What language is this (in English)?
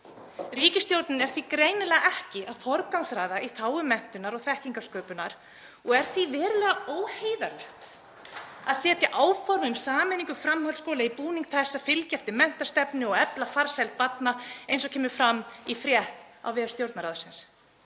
Icelandic